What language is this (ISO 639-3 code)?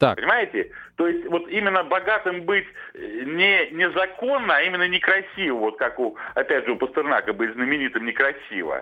rus